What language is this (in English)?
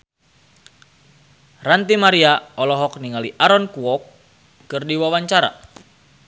Sundanese